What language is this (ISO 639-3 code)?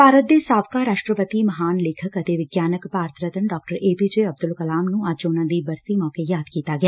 pan